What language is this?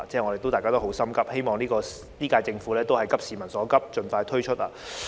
Cantonese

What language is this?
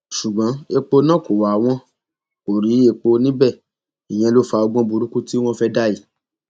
Yoruba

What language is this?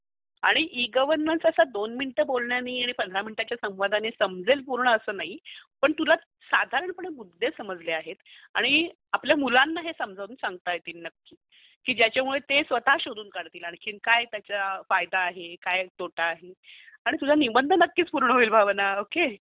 Marathi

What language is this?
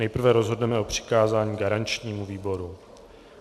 Czech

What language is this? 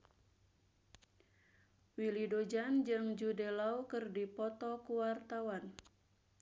Sundanese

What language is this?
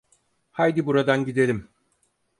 Turkish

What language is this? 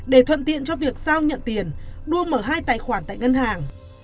Vietnamese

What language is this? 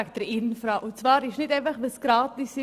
Swiss German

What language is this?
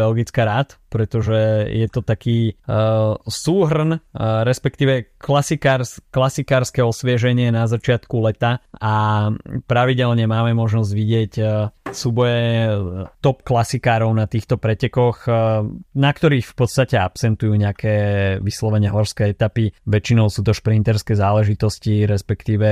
Slovak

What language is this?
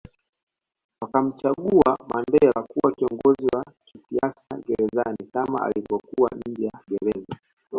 Swahili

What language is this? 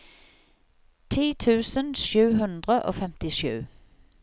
Norwegian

